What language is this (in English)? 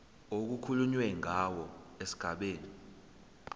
Zulu